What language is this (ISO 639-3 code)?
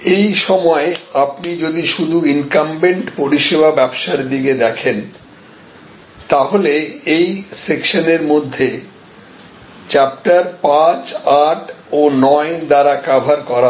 ben